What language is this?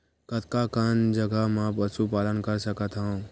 Chhattisgarhi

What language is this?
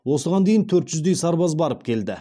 Kazakh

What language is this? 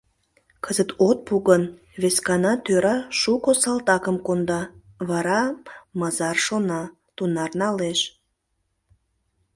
Mari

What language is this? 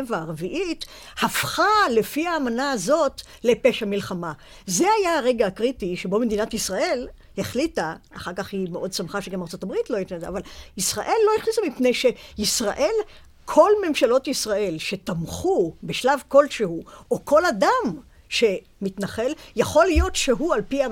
Hebrew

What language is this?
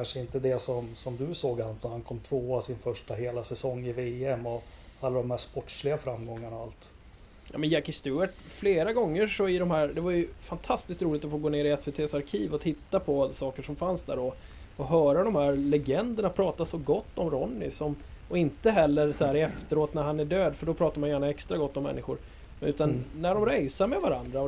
Swedish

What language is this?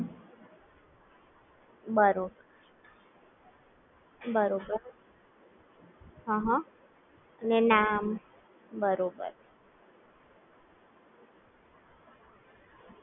Gujarati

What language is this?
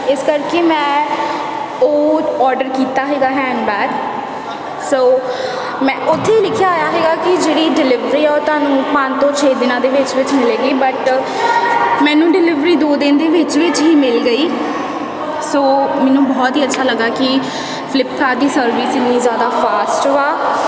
Punjabi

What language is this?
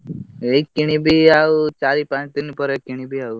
Odia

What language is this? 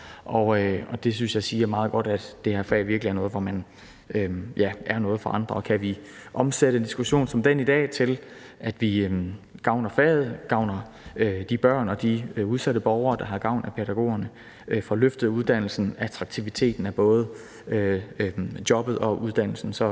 Danish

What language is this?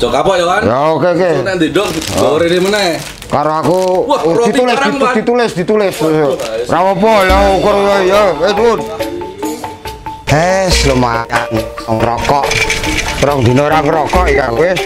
Indonesian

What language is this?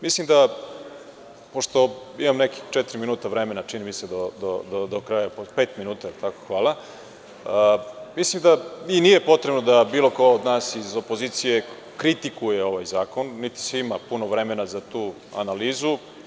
Serbian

